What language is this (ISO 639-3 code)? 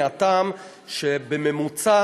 heb